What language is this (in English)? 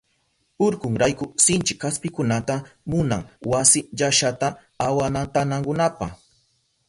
Southern Pastaza Quechua